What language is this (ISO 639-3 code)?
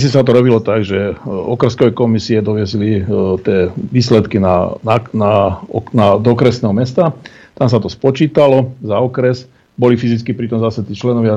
slk